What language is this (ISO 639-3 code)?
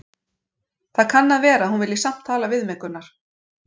isl